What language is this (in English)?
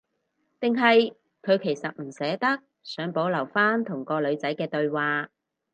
Cantonese